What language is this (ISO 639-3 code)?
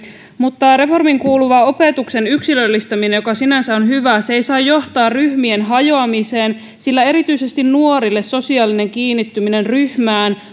fin